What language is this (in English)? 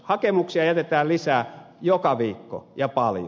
Finnish